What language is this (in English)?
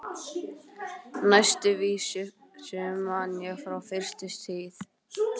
Icelandic